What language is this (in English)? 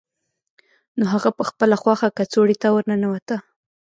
Pashto